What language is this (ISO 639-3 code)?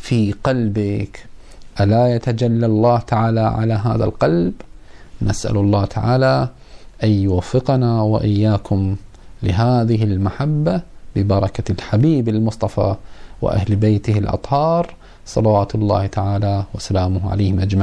ara